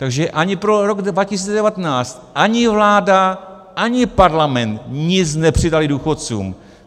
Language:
Czech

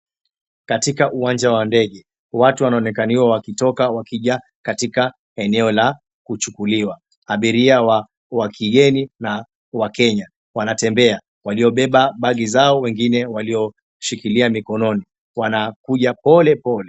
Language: Swahili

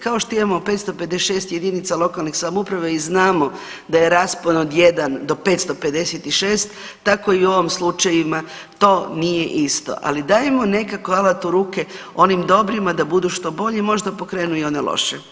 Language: Croatian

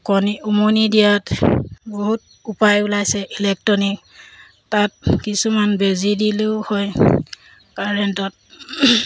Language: Assamese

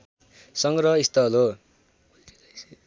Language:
Nepali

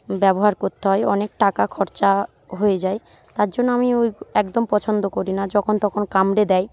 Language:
Bangla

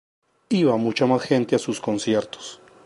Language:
Spanish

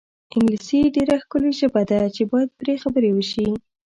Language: Pashto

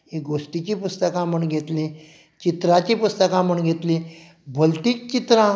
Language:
Konkani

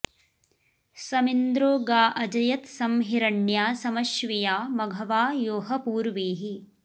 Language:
Sanskrit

